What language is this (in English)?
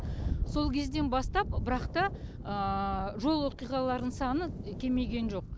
Kazakh